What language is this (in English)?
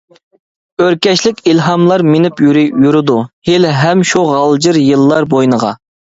Uyghur